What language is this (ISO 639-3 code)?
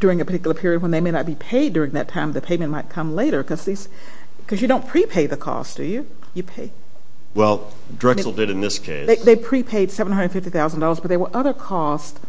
eng